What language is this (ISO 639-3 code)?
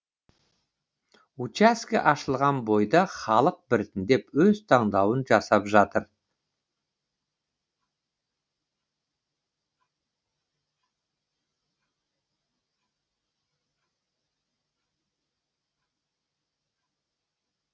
kaz